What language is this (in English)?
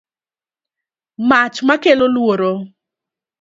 Luo (Kenya and Tanzania)